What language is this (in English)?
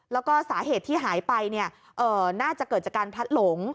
Thai